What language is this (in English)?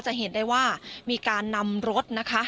Thai